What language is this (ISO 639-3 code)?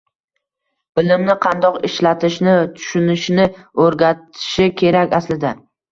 uzb